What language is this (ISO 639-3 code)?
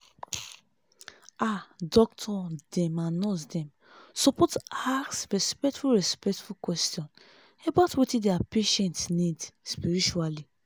pcm